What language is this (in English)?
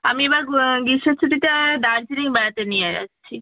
Bangla